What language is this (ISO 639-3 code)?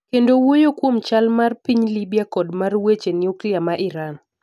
luo